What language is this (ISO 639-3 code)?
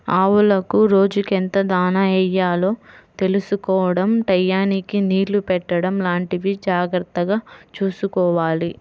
tel